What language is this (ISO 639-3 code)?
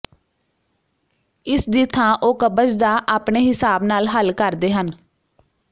pan